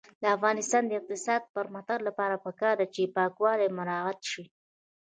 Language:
Pashto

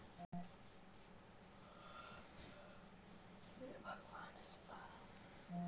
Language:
Magahi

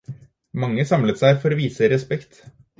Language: Norwegian Bokmål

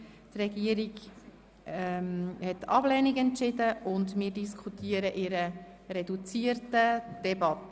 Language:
Swiss German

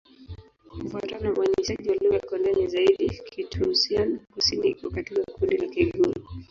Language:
Swahili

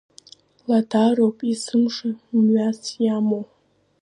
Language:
Abkhazian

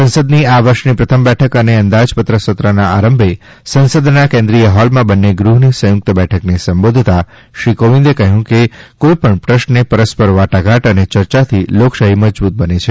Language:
Gujarati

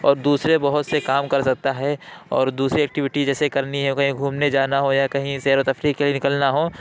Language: Urdu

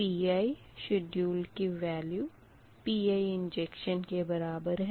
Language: Hindi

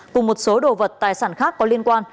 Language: Vietnamese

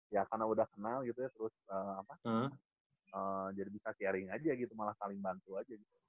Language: Indonesian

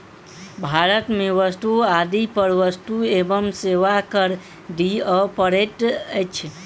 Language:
Maithili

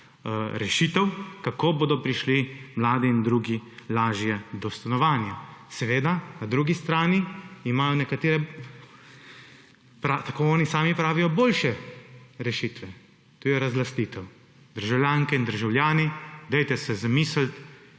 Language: Slovenian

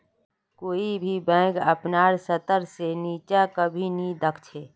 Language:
Magahi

